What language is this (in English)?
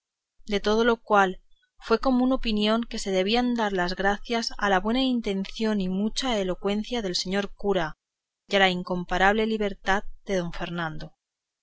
Spanish